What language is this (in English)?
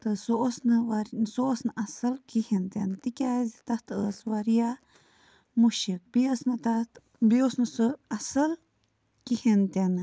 Kashmiri